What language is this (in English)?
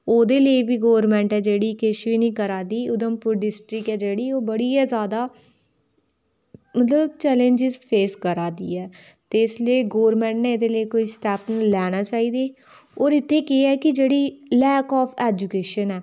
Dogri